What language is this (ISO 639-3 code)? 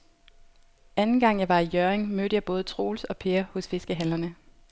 dan